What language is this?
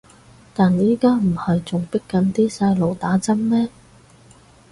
Cantonese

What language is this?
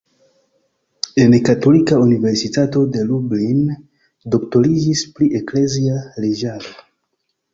Esperanto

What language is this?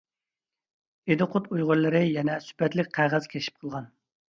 Uyghur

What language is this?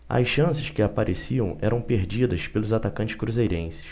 Portuguese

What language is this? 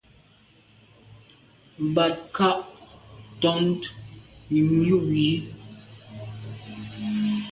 Medumba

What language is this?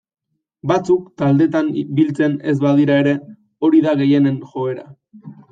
Basque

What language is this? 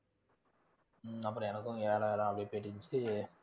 Tamil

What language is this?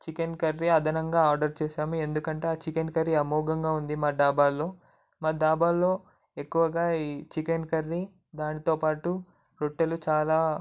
Telugu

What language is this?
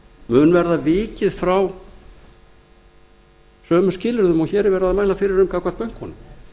Icelandic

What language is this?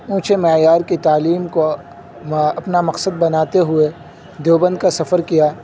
Urdu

